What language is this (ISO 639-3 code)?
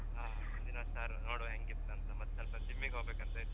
kan